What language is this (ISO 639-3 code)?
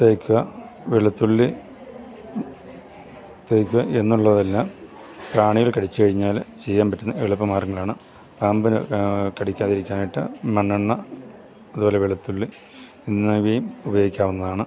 mal